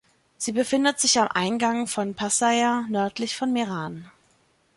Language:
German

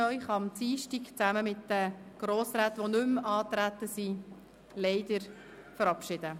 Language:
Swiss German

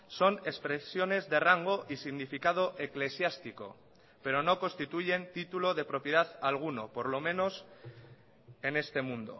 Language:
Spanish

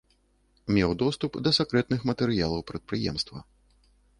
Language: Belarusian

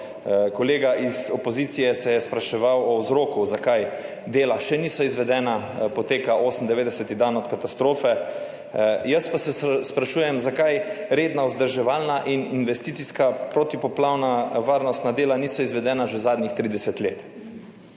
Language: Slovenian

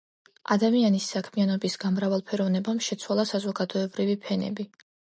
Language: Georgian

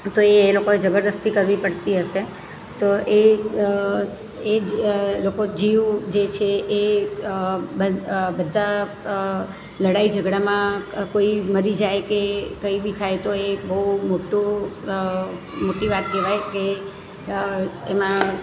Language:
Gujarati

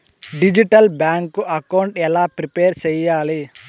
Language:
Telugu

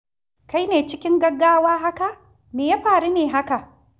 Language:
Hausa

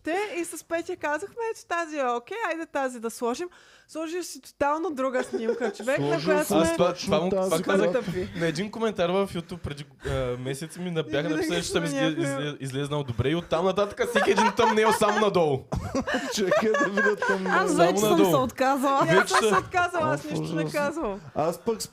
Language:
Bulgarian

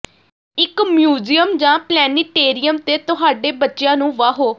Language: Punjabi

